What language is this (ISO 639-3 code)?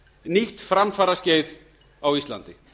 isl